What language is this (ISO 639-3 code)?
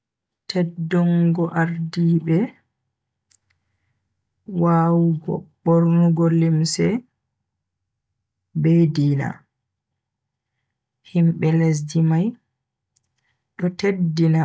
fui